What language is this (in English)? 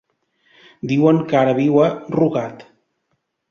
Catalan